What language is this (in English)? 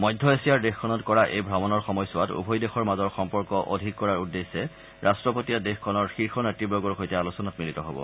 Assamese